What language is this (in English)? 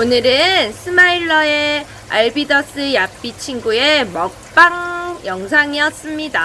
Korean